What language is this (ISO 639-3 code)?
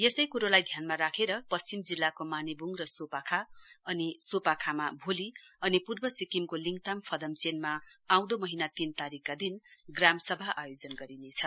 nep